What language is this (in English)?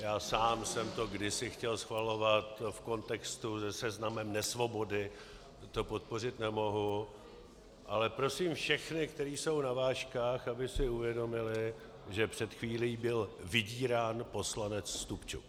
Czech